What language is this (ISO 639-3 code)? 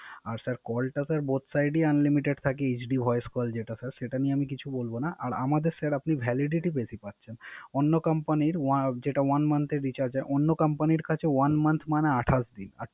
ben